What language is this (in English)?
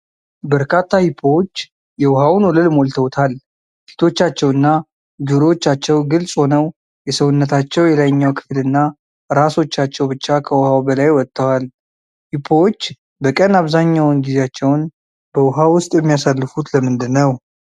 Amharic